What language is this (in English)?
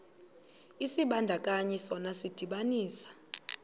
Xhosa